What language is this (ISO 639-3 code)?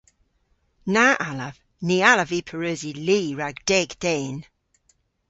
cor